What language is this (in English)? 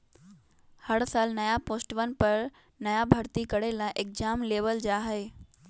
Magahi